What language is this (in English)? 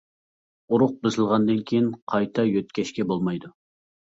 Uyghur